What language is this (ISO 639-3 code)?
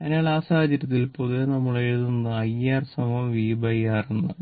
mal